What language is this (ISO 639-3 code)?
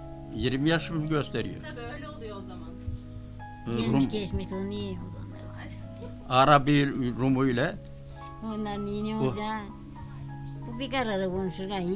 tur